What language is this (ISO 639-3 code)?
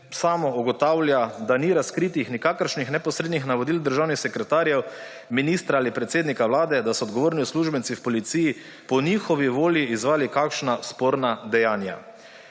slv